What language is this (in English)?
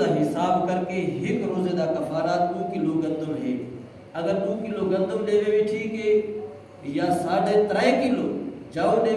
Urdu